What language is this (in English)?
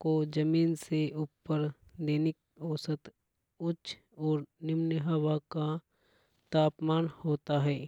Hadothi